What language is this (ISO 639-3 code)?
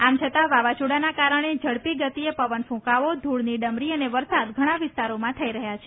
guj